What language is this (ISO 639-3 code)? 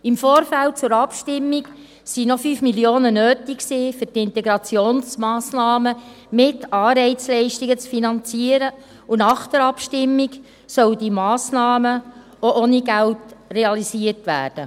gsw